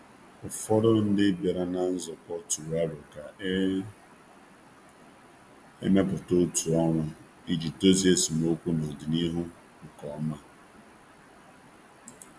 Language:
Igbo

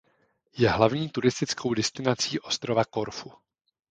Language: Czech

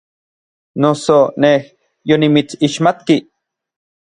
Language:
Orizaba Nahuatl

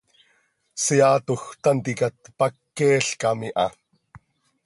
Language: Seri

